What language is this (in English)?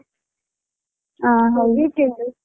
Kannada